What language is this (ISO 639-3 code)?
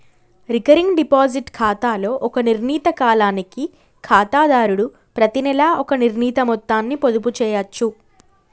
tel